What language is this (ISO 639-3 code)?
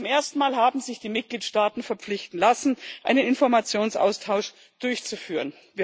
deu